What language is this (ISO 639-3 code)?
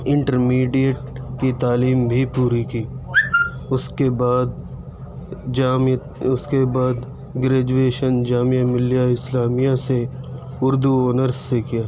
urd